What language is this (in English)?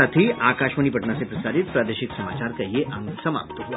Hindi